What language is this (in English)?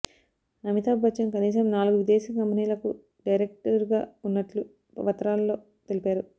Telugu